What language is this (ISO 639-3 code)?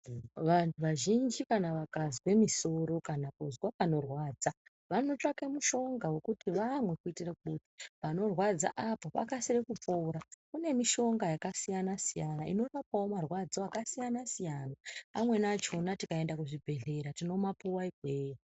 ndc